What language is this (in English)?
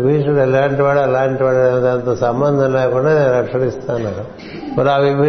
Telugu